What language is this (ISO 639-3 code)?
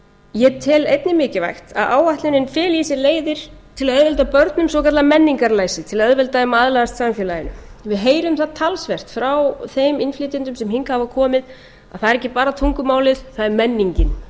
isl